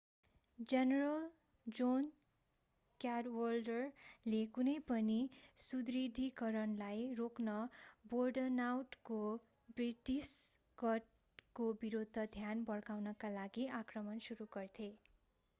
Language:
Nepali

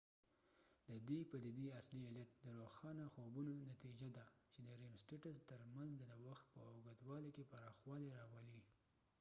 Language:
Pashto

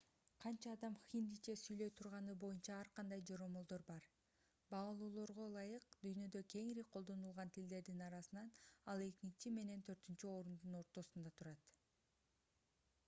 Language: Kyrgyz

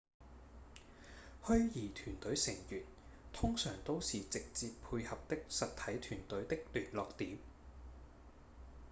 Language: Cantonese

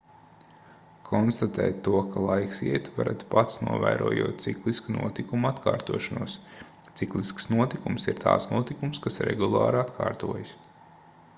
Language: Latvian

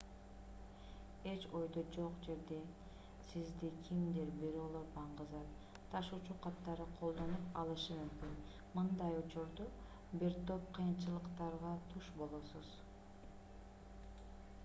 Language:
Kyrgyz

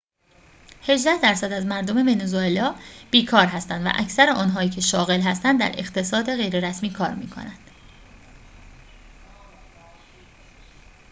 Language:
Persian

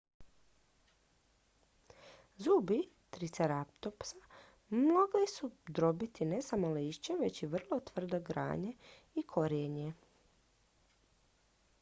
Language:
Croatian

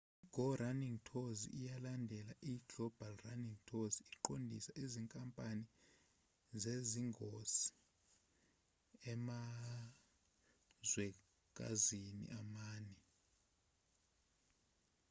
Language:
Zulu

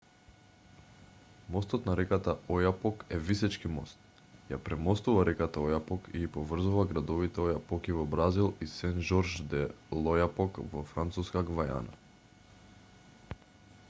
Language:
Macedonian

